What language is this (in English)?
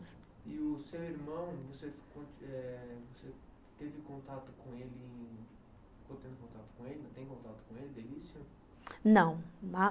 Portuguese